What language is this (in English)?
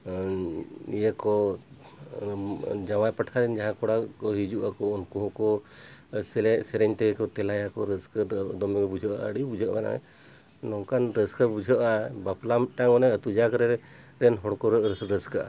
Santali